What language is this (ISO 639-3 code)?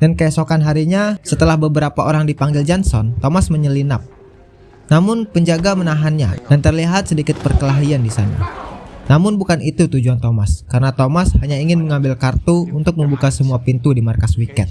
ind